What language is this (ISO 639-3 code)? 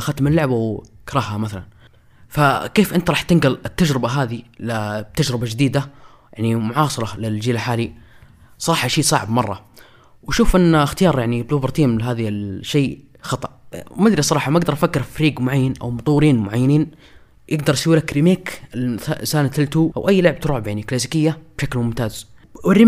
ara